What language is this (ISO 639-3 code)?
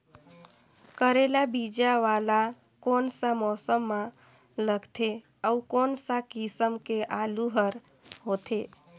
hne